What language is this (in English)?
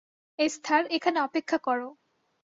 Bangla